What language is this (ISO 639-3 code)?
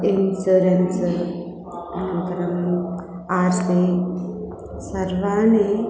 san